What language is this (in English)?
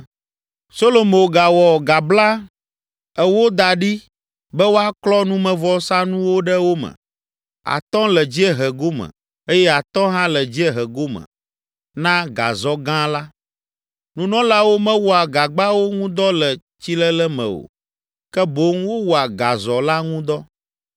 Ewe